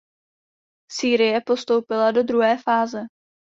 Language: Czech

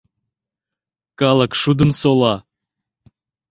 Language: Mari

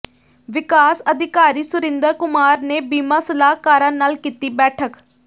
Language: Punjabi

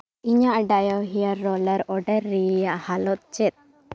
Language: Santali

